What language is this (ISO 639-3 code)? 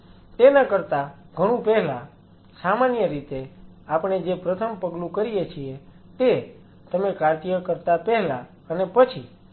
guj